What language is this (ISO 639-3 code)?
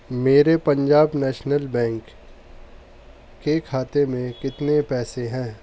urd